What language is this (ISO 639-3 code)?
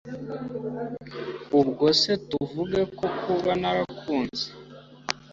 kin